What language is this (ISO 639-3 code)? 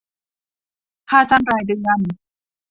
tha